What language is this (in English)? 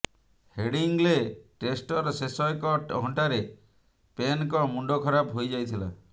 Odia